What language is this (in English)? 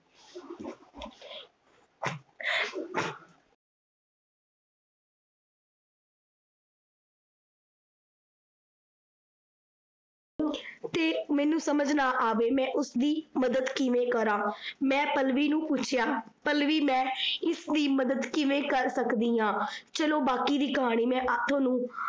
Punjabi